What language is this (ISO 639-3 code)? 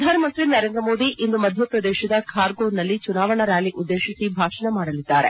kan